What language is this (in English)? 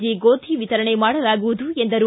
Kannada